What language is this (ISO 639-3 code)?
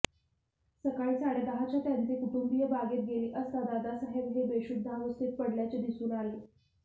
mar